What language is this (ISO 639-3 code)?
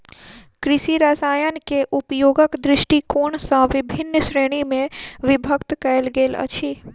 mai